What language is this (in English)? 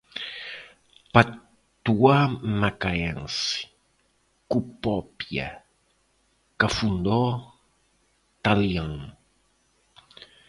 Portuguese